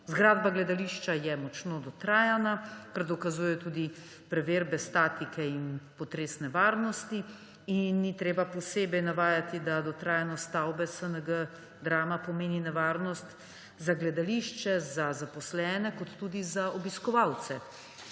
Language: Slovenian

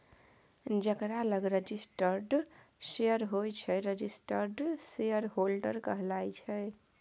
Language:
Maithili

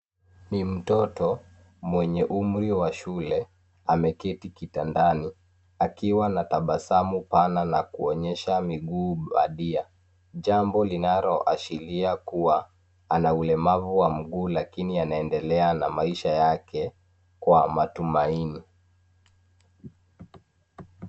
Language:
Swahili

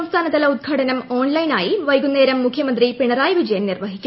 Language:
Malayalam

